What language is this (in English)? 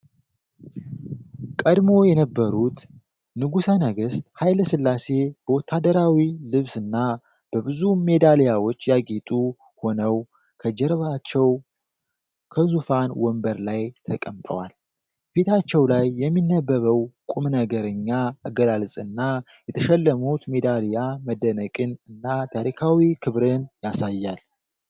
Amharic